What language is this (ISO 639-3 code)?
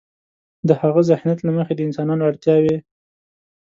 pus